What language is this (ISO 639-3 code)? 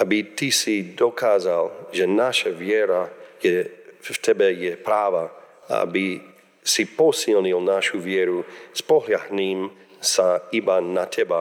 slk